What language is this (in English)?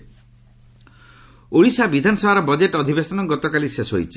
Odia